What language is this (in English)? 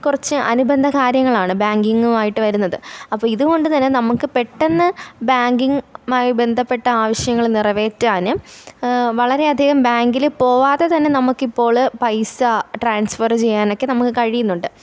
Malayalam